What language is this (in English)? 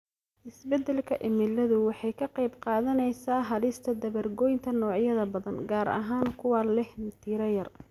Somali